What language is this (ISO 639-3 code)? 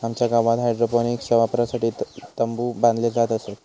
mar